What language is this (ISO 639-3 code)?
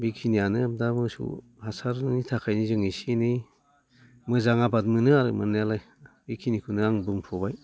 brx